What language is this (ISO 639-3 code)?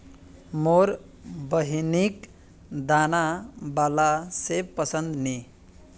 mag